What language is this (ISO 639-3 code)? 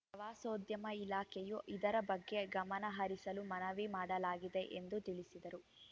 kan